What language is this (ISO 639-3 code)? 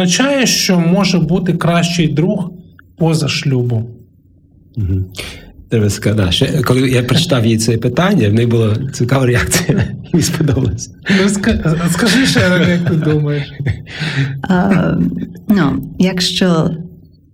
ukr